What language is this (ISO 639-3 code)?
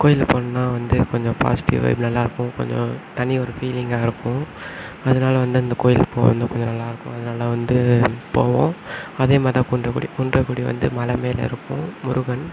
tam